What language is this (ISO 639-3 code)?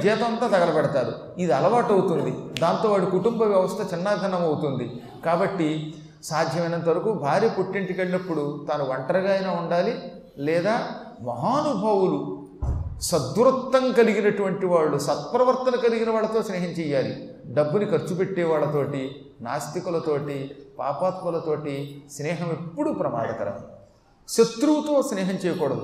tel